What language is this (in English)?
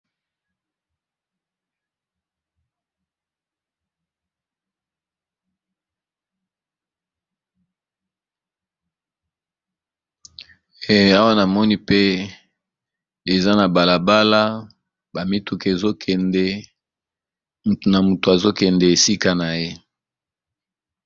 Lingala